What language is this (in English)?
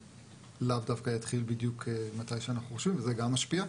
Hebrew